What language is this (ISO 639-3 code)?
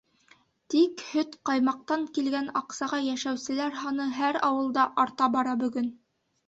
bak